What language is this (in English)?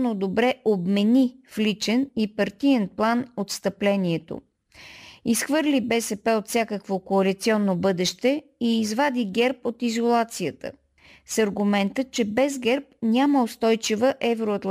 Bulgarian